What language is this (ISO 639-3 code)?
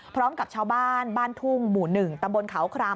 tha